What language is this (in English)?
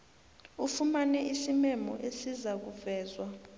South Ndebele